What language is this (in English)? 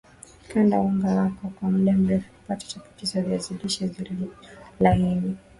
Swahili